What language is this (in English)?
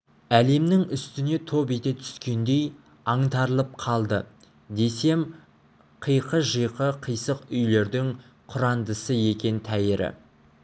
Kazakh